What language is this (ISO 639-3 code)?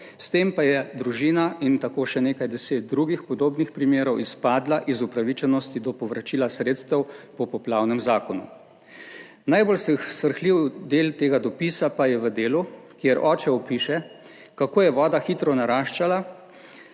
slv